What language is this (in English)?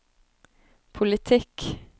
Norwegian